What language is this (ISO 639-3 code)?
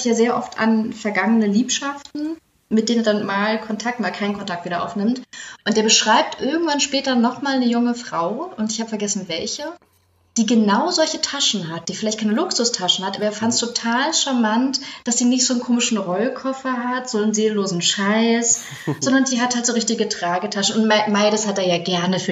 deu